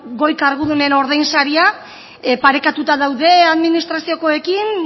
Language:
Basque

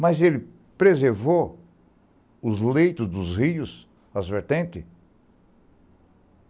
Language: Portuguese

